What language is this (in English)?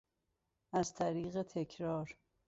Persian